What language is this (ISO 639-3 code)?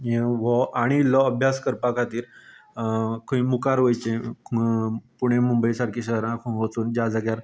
kok